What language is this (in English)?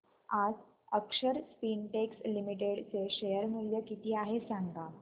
Marathi